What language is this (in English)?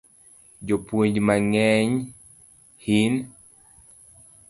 Luo (Kenya and Tanzania)